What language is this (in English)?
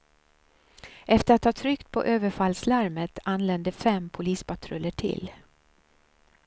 Swedish